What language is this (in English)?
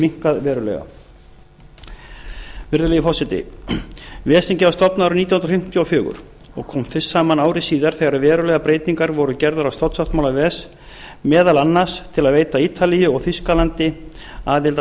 Icelandic